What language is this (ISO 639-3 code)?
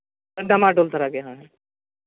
sat